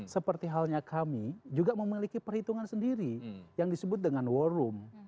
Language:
Indonesian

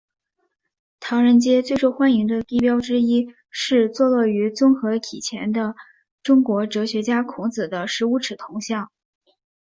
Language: Chinese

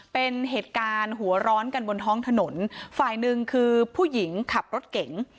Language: Thai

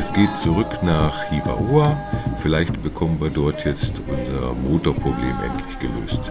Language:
German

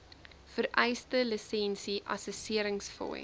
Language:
Afrikaans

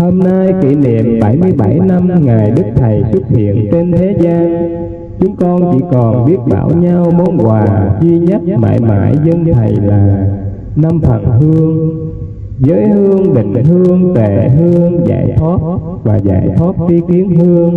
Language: Vietnamese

